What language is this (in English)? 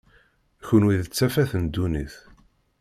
Kabyle